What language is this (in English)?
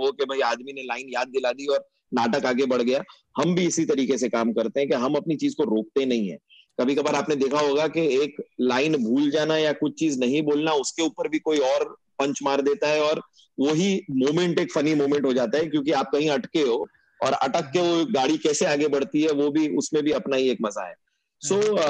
Hindi